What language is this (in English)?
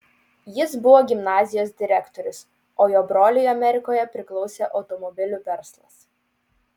Lithuanian